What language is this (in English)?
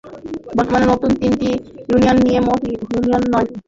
Bangla